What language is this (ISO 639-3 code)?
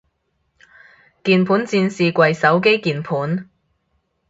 yue